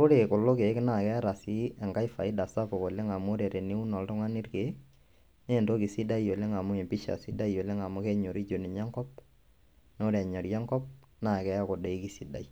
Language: Masai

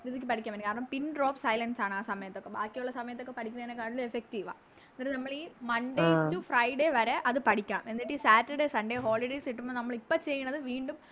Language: Malayalam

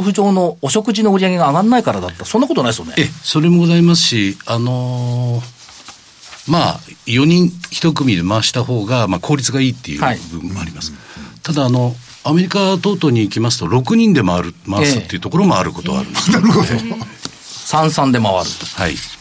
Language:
Japanese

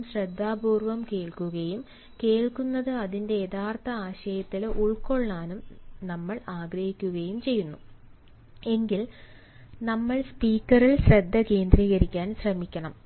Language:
Malayalam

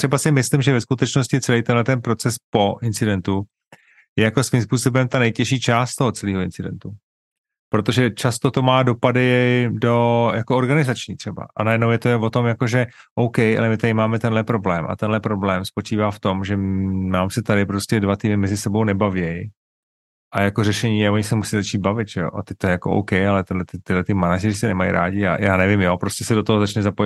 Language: Czech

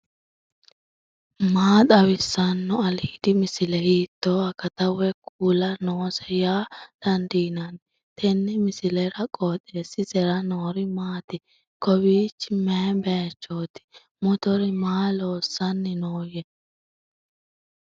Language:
Sidamo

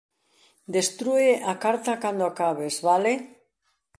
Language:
Galician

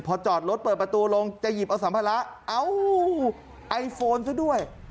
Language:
Thai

